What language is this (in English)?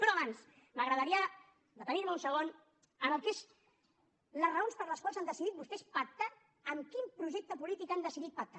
Catalan